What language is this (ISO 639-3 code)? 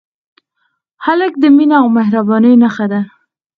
pus